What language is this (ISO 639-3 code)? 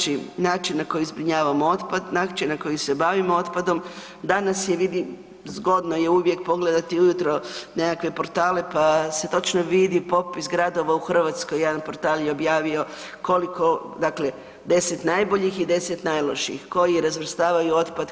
hrv